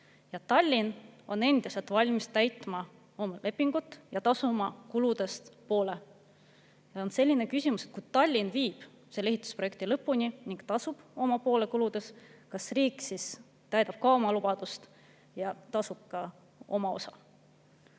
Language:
Estonian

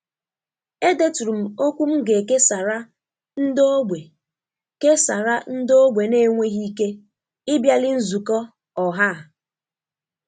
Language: Igbo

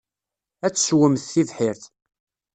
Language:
Kabyle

